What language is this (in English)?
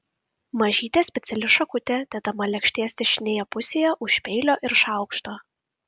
Lithuanian